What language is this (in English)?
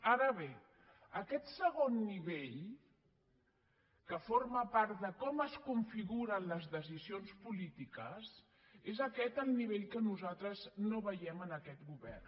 Catalan